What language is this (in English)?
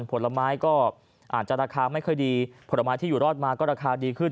Thai